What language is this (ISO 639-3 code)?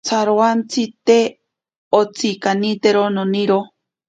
prq